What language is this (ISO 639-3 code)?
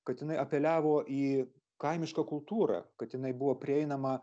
lit